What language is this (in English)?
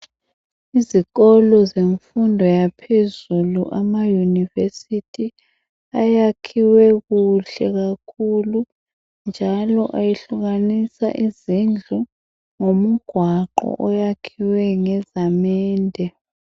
North Ndebele